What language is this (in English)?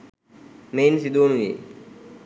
Sinhala